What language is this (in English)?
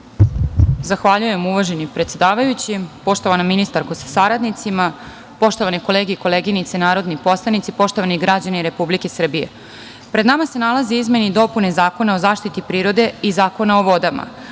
Serbian